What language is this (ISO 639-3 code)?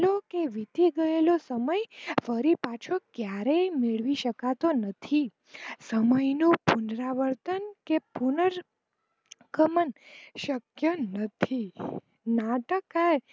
guj